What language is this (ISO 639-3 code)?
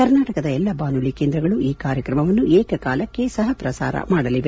kan